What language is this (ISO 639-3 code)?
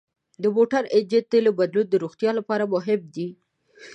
pus